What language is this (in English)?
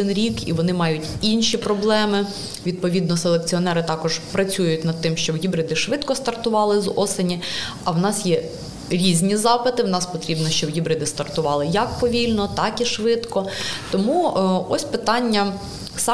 Ukrainian